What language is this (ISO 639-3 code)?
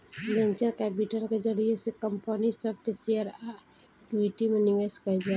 bho